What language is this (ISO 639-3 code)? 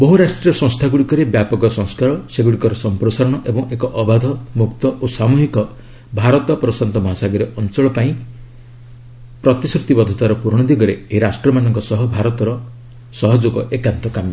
ori